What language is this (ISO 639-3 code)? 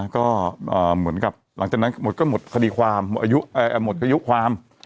tha